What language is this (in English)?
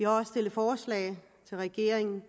Danish